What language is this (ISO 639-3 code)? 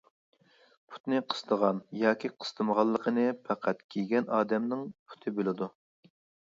uig